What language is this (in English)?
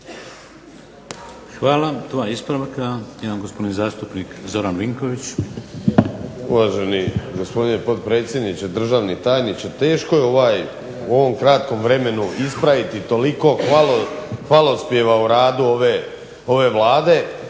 Croatian